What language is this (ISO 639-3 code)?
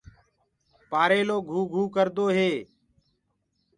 ggg